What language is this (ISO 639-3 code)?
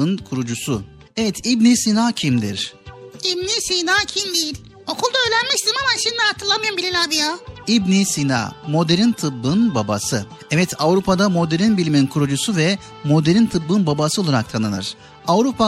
tur